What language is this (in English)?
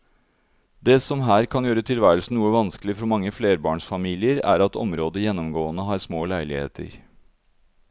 Norwegian